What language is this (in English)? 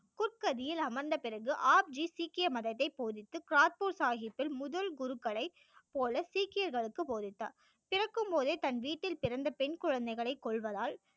Tamil